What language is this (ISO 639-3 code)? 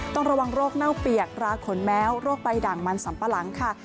tha